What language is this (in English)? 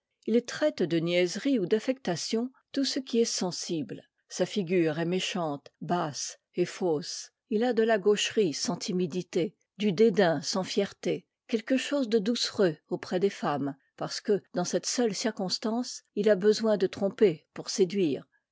French